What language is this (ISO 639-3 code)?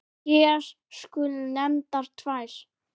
isl